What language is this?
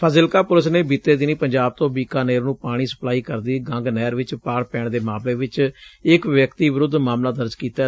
Punjabi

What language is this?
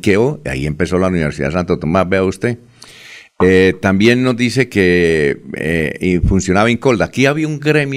Spanish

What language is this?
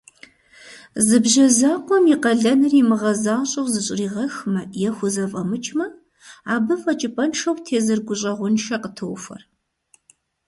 Kabardian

